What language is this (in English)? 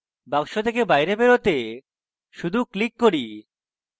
Bangla